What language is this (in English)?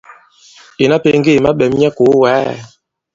Bankon